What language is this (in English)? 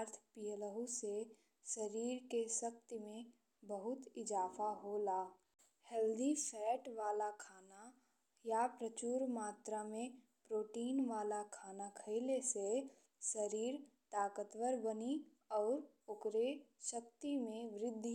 Bhojpuri